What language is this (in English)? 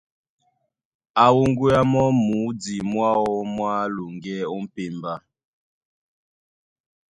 Duala